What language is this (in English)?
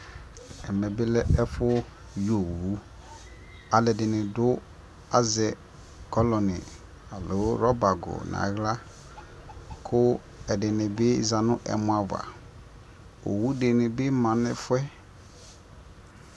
Ikposo